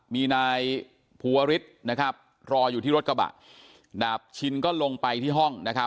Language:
Thai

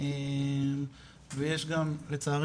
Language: Hebrew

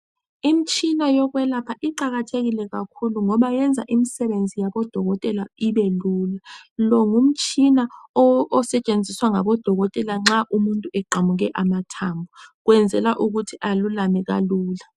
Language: North Ndebele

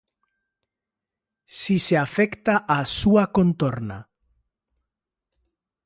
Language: Galician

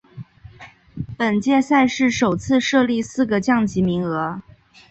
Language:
Chinese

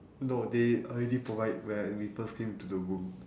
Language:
English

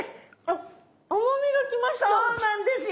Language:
Japanese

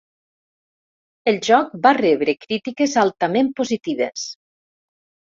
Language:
Catalan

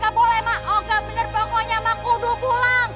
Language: Indonesian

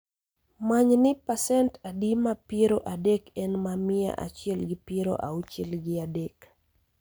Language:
Luo (Kenya and Tanzania)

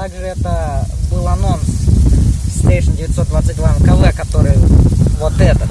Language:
Russian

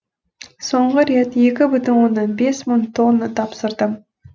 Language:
Kazakh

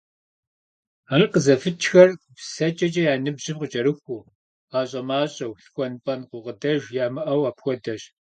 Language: Kabardian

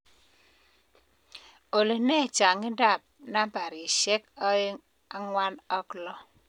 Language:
Kalenjin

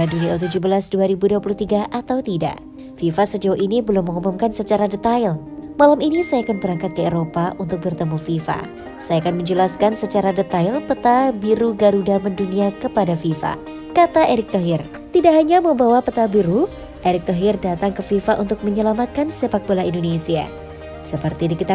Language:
Indonesian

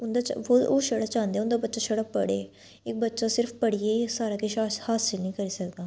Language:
Dogri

